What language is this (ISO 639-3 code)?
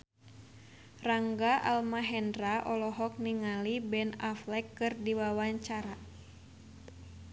sun